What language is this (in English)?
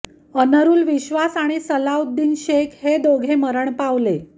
Marathi